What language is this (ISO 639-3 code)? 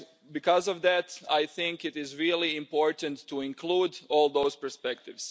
eng